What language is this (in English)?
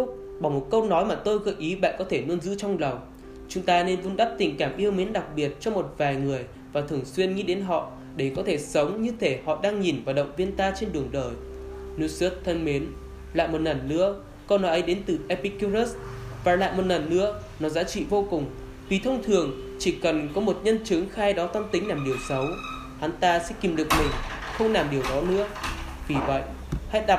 Vietnamese